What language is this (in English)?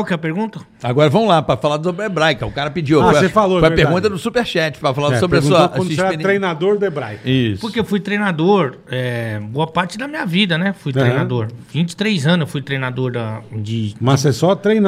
Portuguese